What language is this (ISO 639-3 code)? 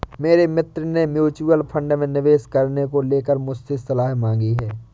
hin